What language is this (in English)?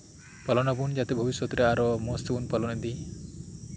Santali